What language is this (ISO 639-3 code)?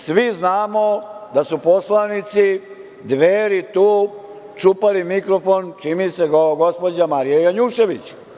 srp